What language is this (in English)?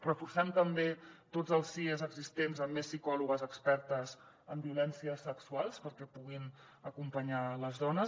Catalan